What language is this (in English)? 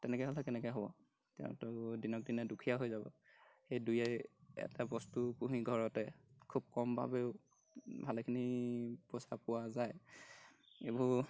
Assamese